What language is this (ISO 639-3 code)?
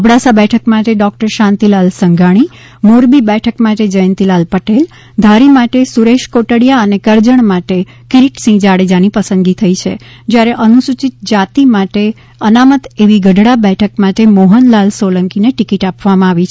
guj